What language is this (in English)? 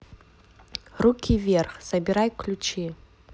Russian